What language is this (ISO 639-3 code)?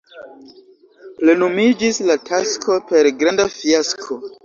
epo